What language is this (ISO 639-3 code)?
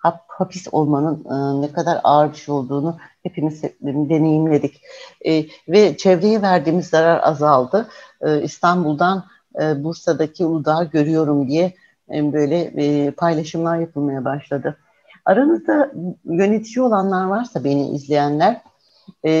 tur